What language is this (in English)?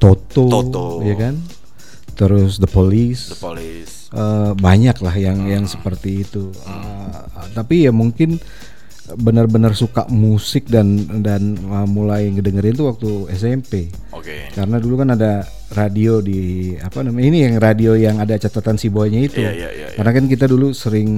Indonesian